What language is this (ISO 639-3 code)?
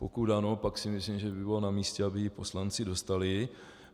ces